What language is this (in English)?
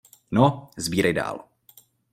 Czech